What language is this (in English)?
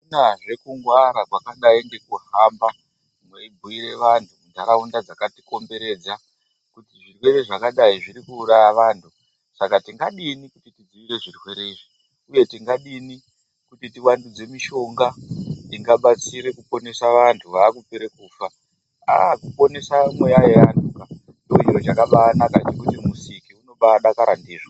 Ndau